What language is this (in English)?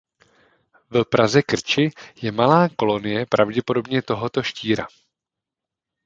Czech